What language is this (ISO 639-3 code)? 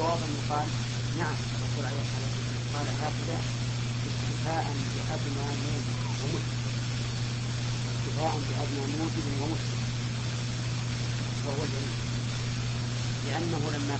ara